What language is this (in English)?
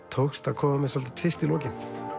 Icelandic